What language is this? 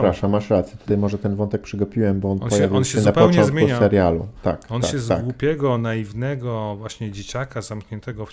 Polish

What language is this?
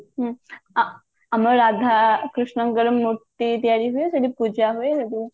Odia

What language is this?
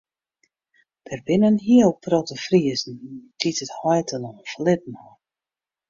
Western Frisian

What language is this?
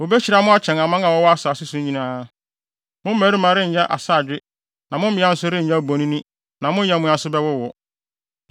Akan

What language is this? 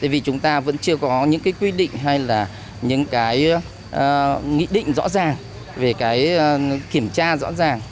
Vietnamese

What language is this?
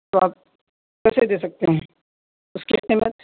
Urdu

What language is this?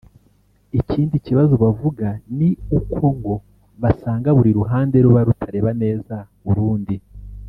Kinyarwanda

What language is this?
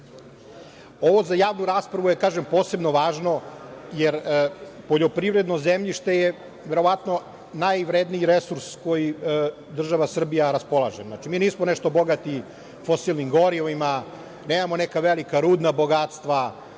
Serbian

